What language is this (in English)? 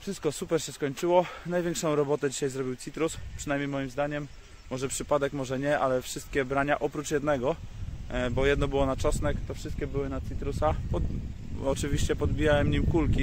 Polish